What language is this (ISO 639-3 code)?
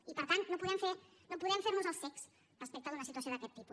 cat